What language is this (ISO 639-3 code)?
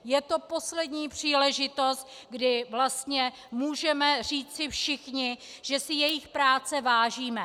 ces